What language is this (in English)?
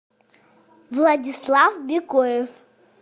Russian